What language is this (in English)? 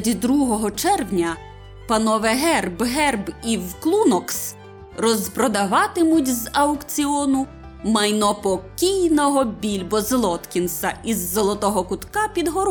Ukrainian